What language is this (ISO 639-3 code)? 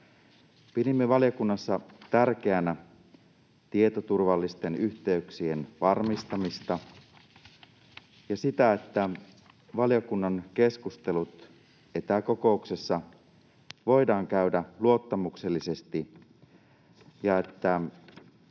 fin